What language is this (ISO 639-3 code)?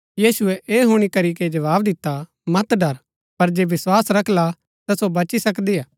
gbk